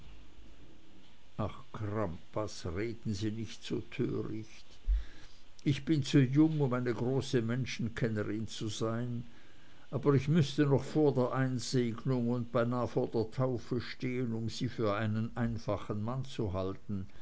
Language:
German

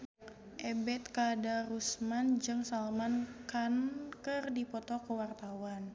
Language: Sundanese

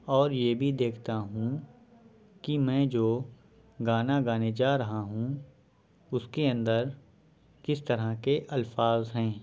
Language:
Urdu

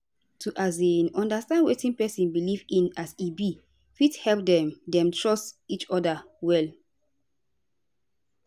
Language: Nigerian Pidgin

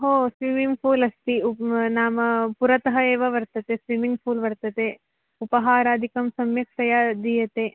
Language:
Sanskrit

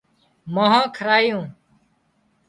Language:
Wadiyara Koli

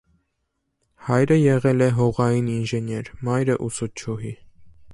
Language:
Armenian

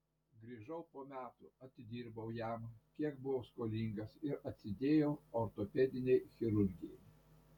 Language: Lithuanian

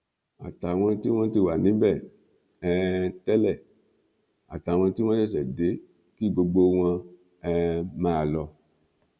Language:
Yoruba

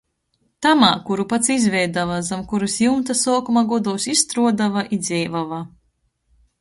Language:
Latgalian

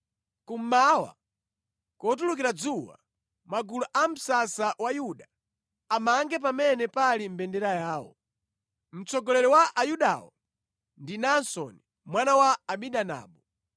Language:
Nyanja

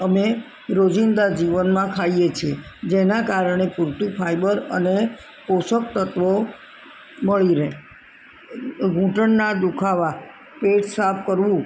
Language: Gujarati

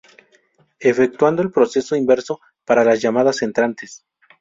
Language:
Spanish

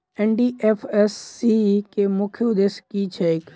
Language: Maithili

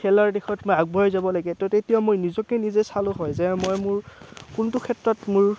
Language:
Assamese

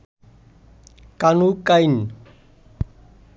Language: Bangla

